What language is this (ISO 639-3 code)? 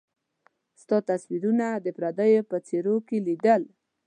pus